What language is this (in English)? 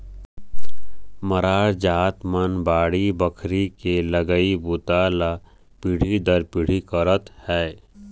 Chhattisgarhi